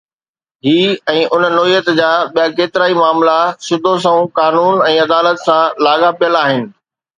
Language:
Sindhi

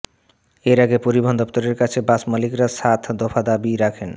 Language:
Bangla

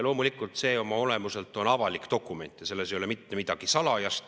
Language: Estonian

